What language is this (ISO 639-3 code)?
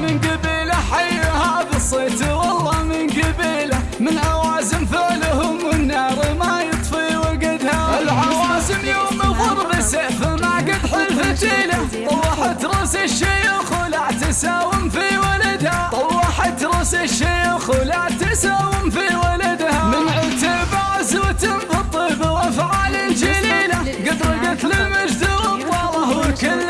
ara